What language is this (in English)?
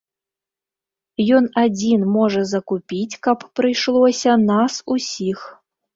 Belarusian